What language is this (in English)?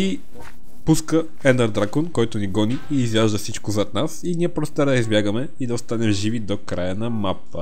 Bulgarian